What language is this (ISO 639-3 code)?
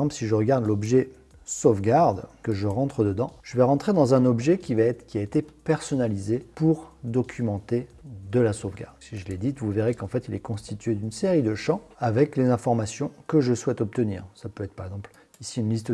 fra